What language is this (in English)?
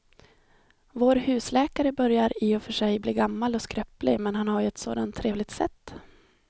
Swedish